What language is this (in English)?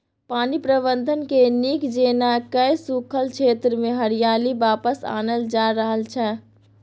Maithili